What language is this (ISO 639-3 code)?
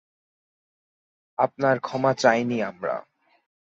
ben